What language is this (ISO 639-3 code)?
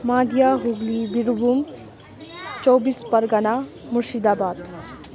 nep